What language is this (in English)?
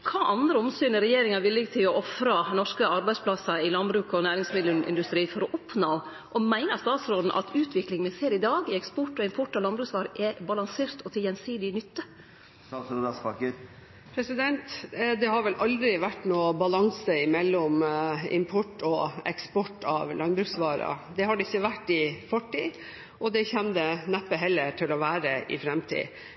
Norwegian